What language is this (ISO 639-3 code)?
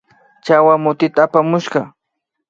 qvi